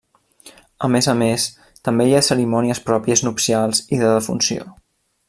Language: Catalan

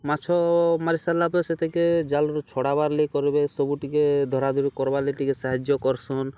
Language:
Odia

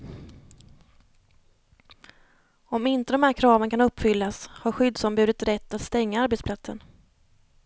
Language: Swedish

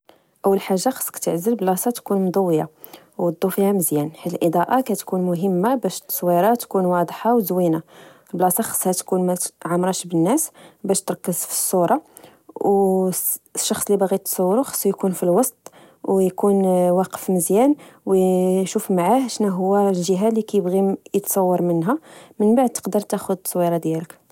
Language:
Moroccan Arabic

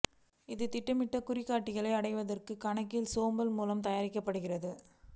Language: Tamil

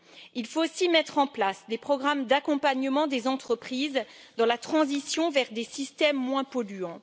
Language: French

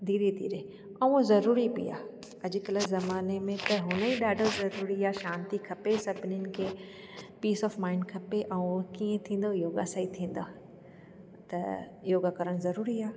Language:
Sindhi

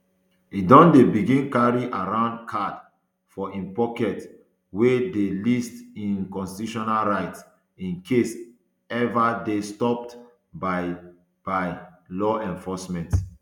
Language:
Nigerian Pidgin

